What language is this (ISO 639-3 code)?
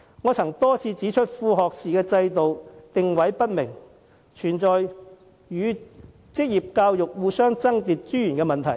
yue